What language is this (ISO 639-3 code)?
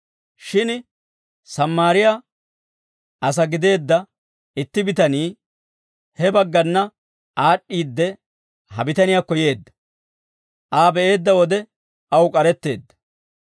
dwr